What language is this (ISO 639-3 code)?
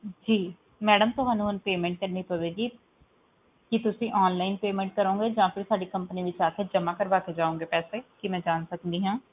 pan